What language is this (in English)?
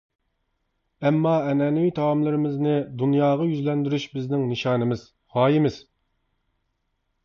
Uyghur